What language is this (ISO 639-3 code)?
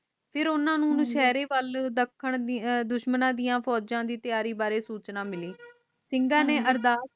pan